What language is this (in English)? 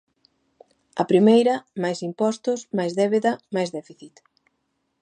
Galician